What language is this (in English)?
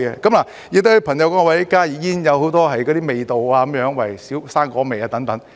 Cantonese